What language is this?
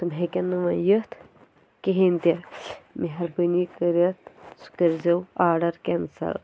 Kashmiri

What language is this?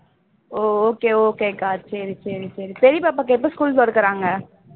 Tamil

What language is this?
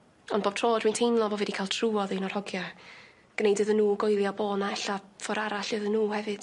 Welsh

